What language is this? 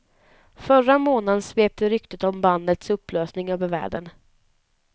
Swedish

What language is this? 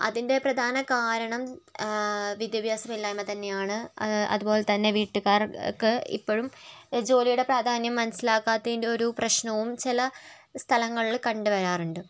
Malayalam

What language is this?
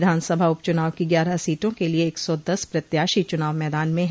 Hindi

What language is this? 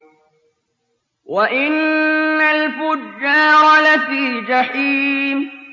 Arabic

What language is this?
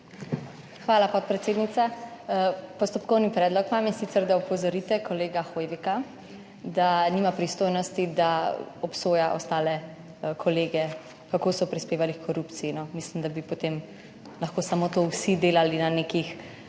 Slovenian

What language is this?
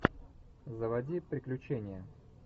Russian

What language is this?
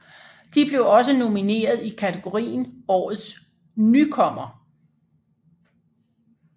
Danish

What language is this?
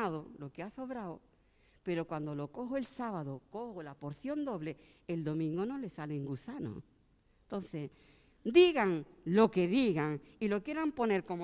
Spanish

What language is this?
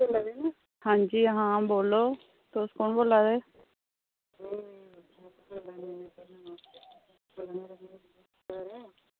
Dogri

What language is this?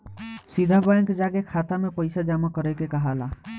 Bhojpuri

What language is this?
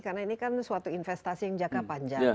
Indonesian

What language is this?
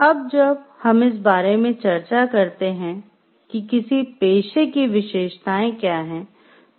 Hindi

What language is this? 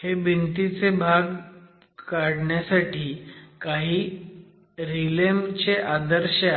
Marathi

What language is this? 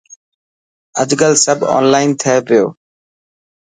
Dhatki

